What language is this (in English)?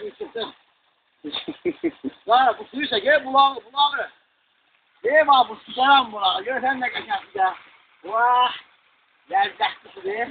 Turkish